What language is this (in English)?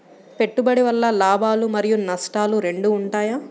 Telugu